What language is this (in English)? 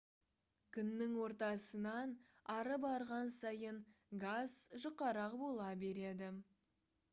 Kazakh